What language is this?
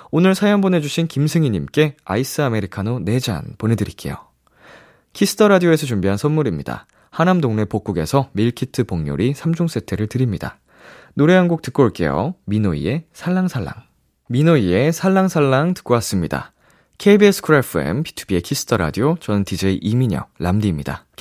Korean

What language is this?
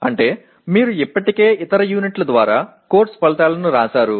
Telugu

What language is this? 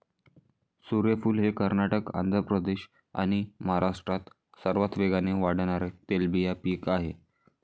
Marathi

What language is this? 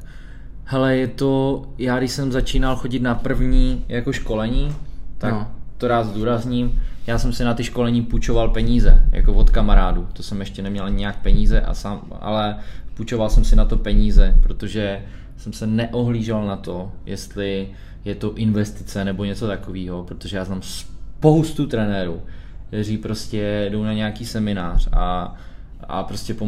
Czech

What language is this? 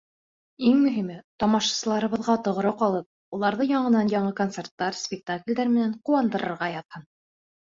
Bashkir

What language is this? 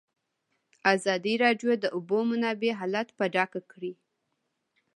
Pashto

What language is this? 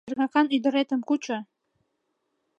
Mari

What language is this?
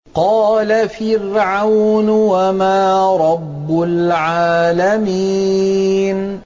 Arabic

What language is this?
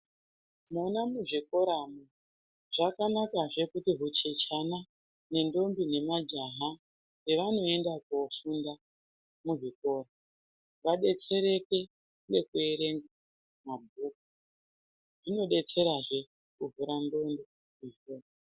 Ndau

